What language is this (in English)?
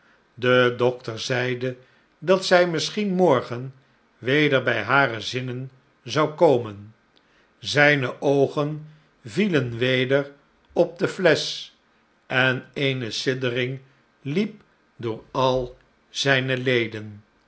Dutch